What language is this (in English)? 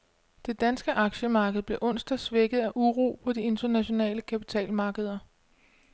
Danish